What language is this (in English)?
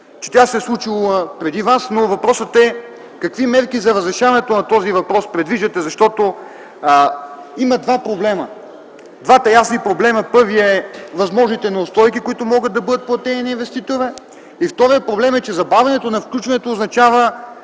Bulgarian